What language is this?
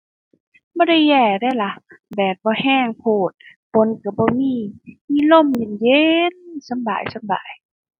Thai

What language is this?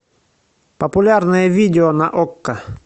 Russian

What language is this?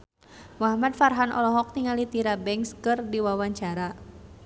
Sundanese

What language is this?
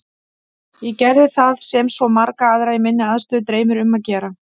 Icelandic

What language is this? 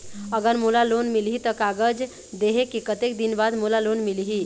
Chhattisgarhi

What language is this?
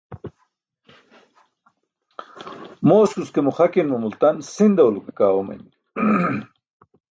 Burushaski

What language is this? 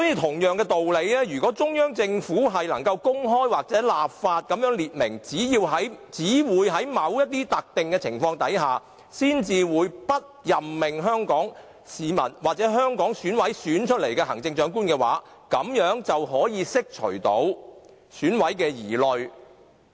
Cantonese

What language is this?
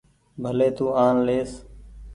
Goaria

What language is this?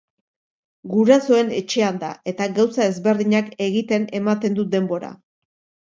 Basque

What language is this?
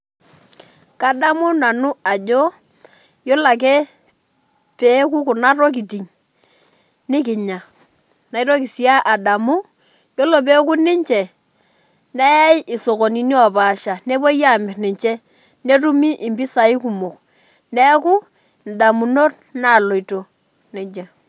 Masai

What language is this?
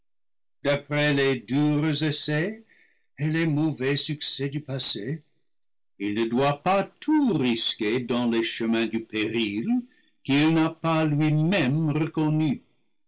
French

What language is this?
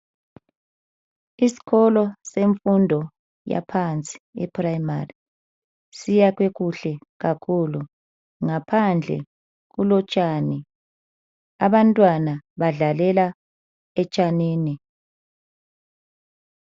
North Ndebele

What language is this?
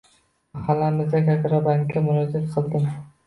Uzbek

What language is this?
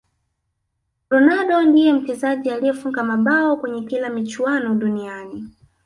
Swahili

